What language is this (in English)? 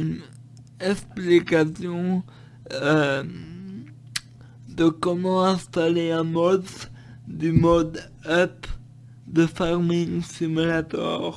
French